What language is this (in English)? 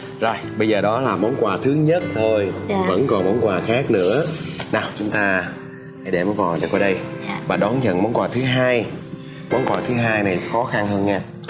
Vietnamese